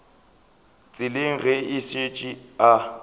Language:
Northern Sotho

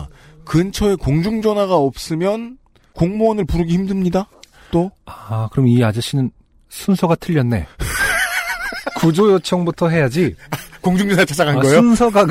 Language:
Korean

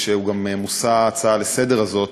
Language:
Hebrew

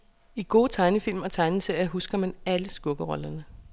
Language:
Danish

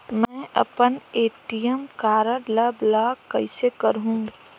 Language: Chhattisgarhi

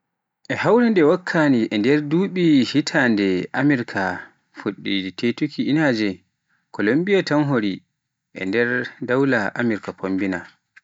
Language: Pular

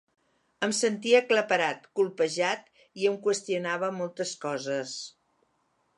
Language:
Catalan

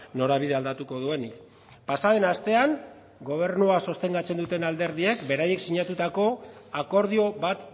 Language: Basque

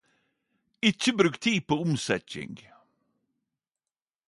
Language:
Norwegian Nynorsk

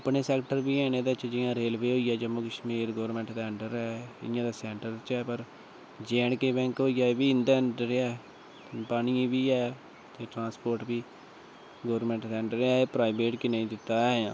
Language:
Dogri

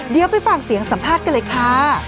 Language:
Thai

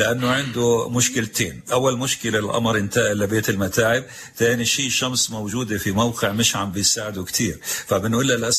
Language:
Arabic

